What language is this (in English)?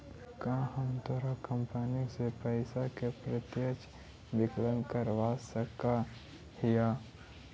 Magahi